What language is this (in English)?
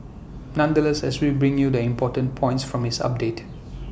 English